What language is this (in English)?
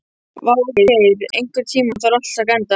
Icelandic